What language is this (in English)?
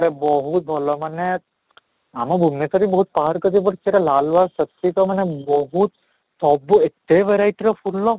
Odia